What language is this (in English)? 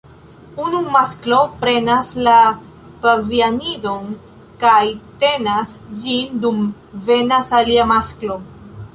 Esperanto